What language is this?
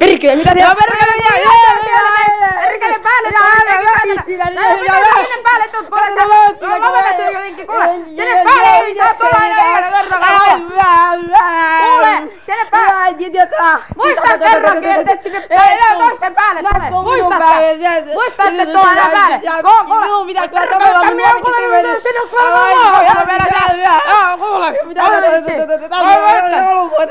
Finnish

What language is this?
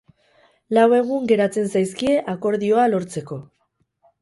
Basque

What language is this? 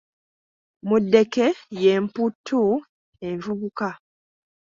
Ganda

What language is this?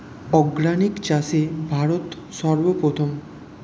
Bangla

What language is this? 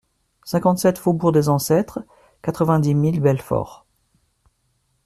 French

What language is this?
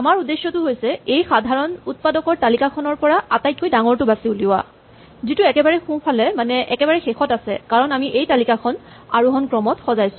Assamese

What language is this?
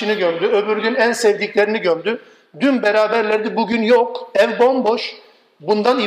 Turkish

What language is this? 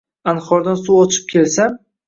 Uzbek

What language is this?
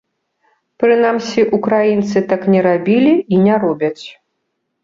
Belarusian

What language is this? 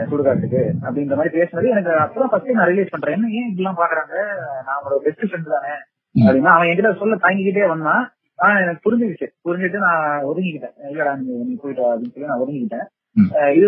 Tamil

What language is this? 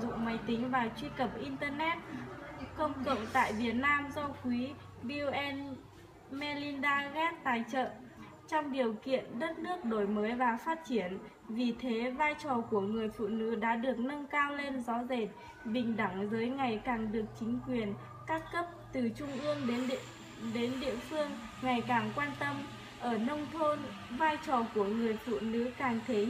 Vietnamese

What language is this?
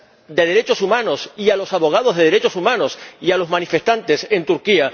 Spanish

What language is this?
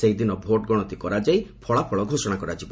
Odia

